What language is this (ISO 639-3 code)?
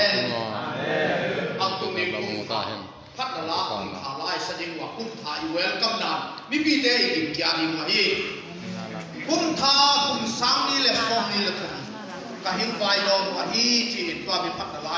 tha